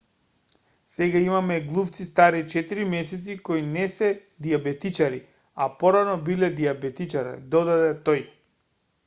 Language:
Macedonian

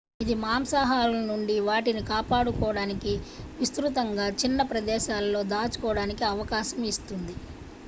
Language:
Telugu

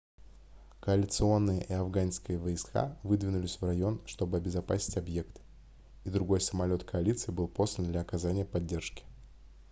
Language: Russian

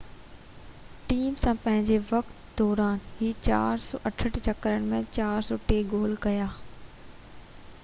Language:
Sindhi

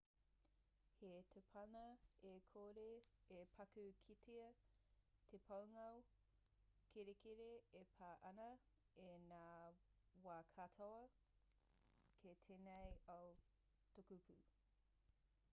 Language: Māori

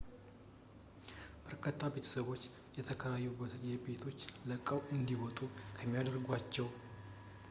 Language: Amharic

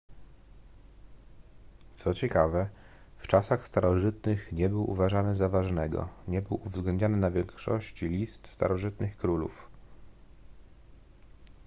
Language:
Polish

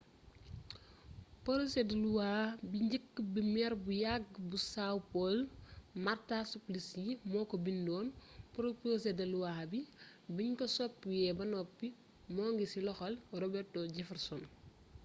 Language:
Wolof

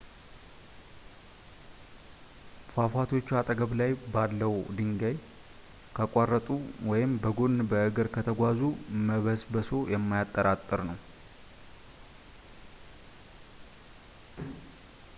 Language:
Amharic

